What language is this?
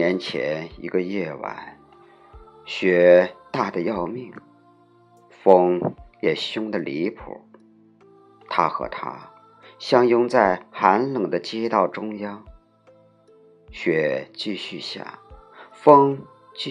Chinese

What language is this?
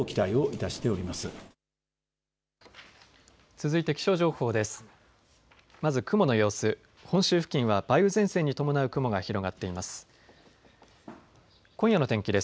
Japanese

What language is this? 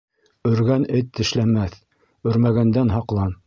Bashkir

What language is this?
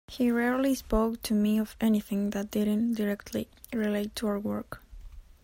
English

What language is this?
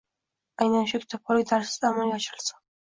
Uzbek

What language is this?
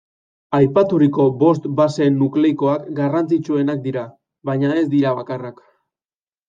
Basque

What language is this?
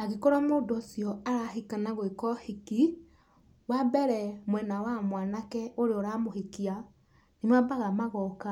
Kikuyu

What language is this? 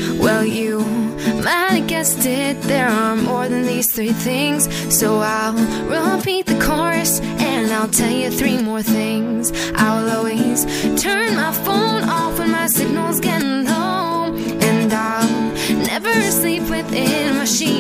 Slovak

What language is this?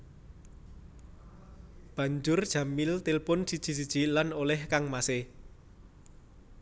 Javanese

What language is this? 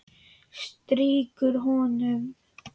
Icelandic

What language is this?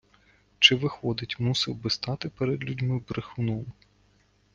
Ukrainian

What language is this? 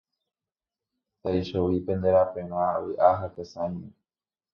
Guarani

